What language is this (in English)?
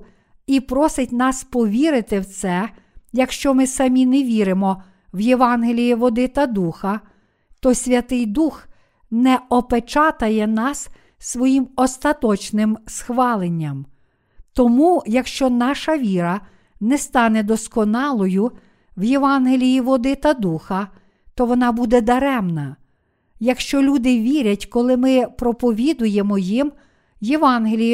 Ukrainian